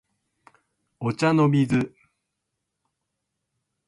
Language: Japanese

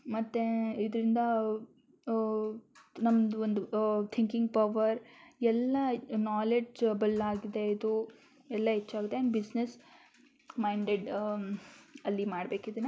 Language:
Kannada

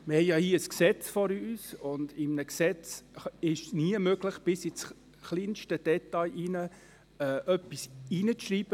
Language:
Swiss German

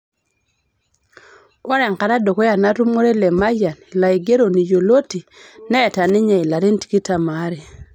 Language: Masai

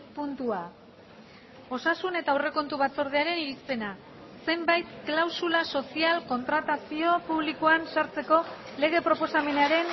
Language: Basque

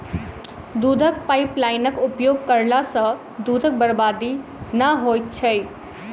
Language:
Maithili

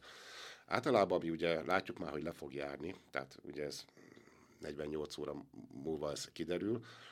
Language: Hungarian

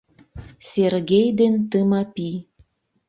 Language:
Mari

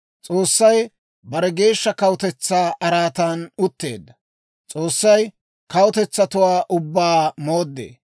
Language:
Dawro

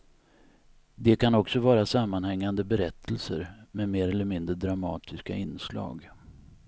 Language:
Swedish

